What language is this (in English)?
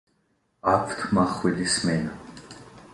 Georgian